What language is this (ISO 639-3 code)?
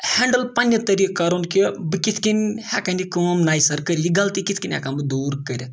kas